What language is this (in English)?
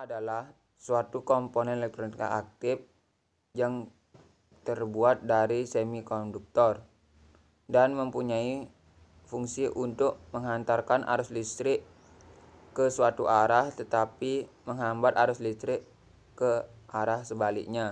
Indonesian